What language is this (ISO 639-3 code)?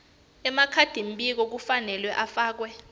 ssw